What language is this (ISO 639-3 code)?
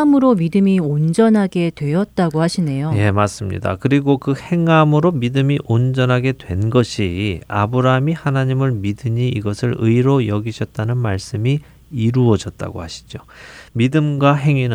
kor